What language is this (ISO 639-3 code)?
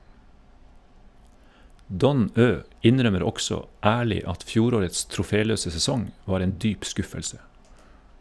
nor